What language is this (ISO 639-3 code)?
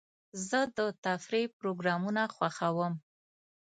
pus